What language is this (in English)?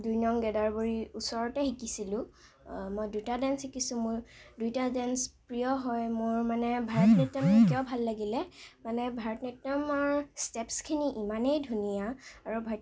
Assamese